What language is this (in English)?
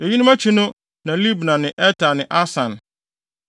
Akan